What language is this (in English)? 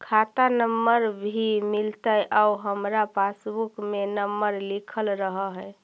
Magahi